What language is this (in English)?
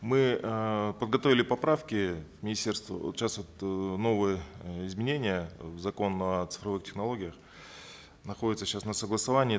Kazakh